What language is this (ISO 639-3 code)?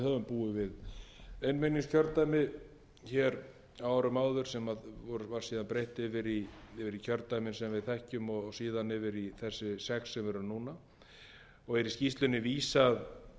isl